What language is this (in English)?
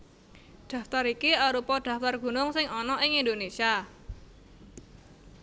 Javanese